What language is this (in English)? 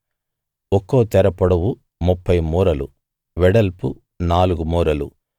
Telugu